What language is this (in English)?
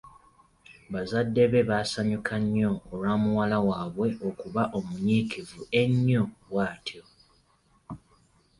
Ganda